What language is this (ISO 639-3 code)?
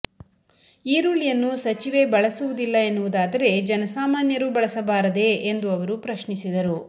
kan